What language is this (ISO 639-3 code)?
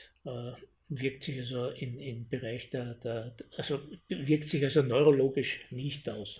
deu